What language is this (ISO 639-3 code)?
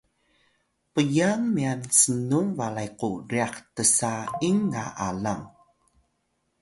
tay